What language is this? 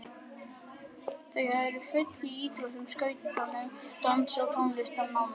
Icelandic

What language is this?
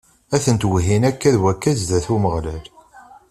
Kabyle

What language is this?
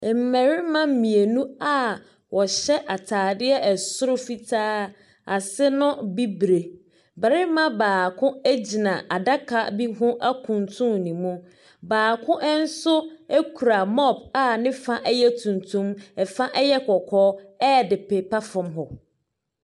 Akan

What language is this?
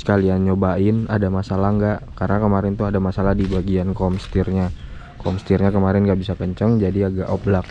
Indonesian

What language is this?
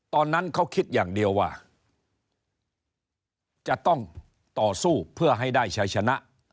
Thai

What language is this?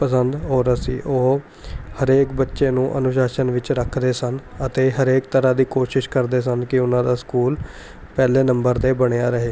Punjabi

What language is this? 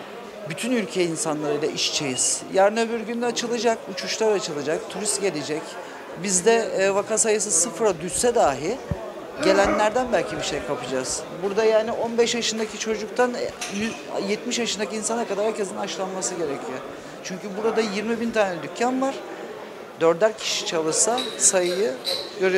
Turkish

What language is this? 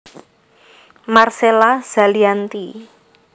Javanese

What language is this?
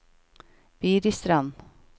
Norwegian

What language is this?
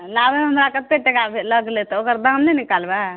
Maithili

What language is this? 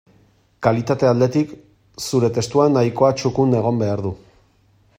Basque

